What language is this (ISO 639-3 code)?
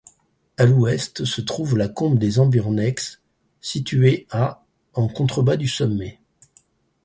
fra